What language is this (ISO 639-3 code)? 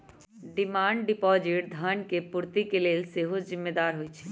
mag